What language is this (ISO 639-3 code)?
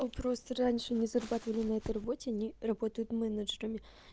rus